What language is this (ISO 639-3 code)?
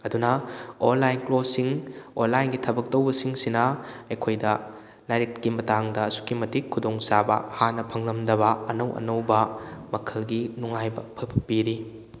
mni